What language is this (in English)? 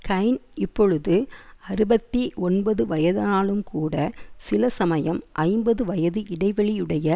Tamil